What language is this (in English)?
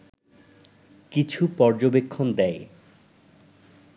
Bangla